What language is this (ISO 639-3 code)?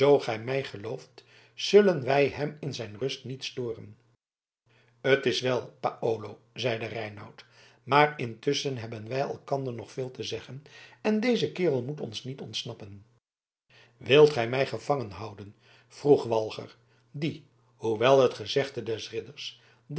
nld